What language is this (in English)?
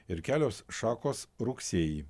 Lithuanian